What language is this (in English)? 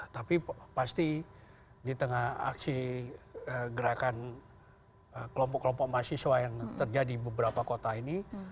Indonesian